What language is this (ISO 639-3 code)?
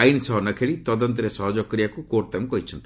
ori